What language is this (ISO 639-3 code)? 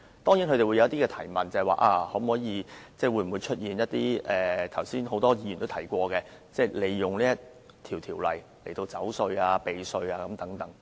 yue